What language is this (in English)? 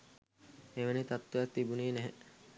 Sinhala